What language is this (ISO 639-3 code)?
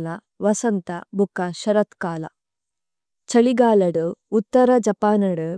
tcy